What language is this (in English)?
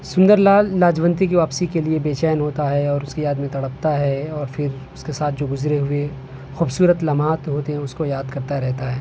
Urdu